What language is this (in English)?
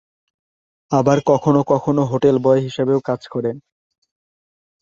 Bangla